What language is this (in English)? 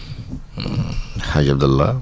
Wolof